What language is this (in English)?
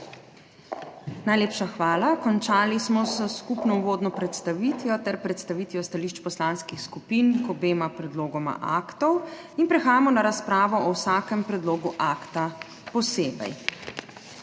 Slovenian